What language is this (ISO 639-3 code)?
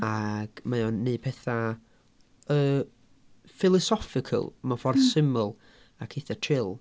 cym